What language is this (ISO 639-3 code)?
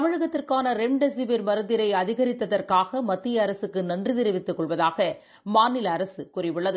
tam